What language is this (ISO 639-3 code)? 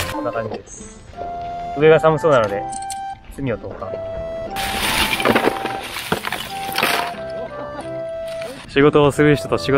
jpn